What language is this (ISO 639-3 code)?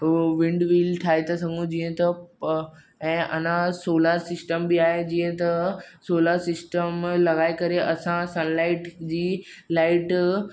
snd